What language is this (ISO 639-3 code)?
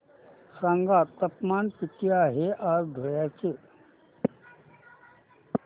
mar